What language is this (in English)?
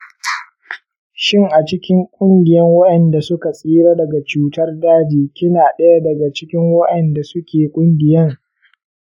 Hausa